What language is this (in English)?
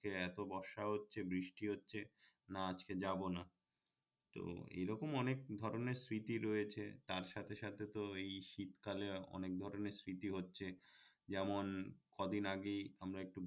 Bangla